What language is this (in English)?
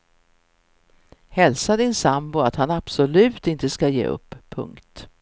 Swedish